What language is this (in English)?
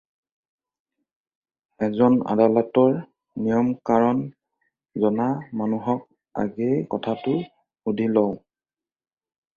Assamese